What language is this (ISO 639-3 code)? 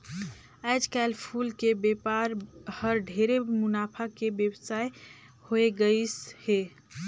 hne